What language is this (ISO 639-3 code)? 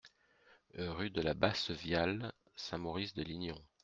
fra